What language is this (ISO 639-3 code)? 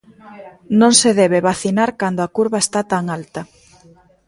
glg